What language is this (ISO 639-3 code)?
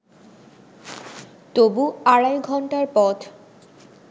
ben